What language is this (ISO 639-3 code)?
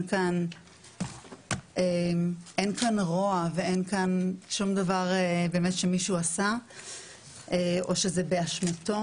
heb